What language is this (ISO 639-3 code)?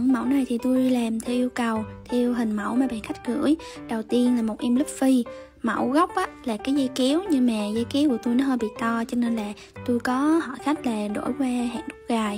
vie